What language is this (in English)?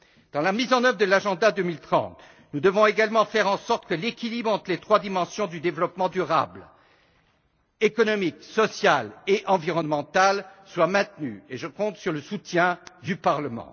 French